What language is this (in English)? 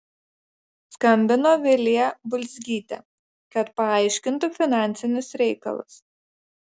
Lithuanian